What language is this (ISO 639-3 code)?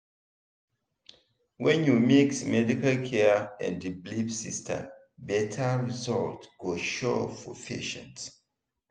pcm